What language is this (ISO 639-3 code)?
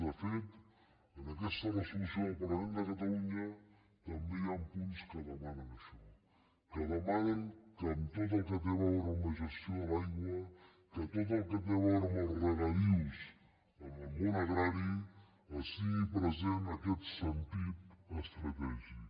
cat